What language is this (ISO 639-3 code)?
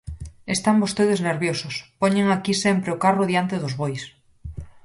glg